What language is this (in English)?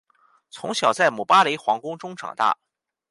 Chinese